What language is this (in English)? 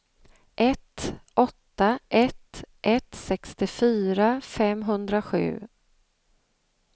Swedish